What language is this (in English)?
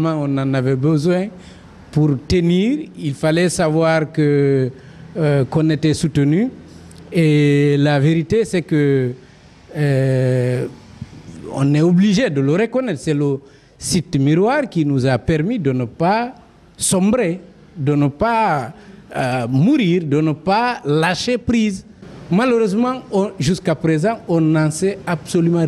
French